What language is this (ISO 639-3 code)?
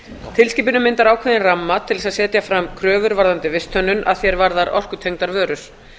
isl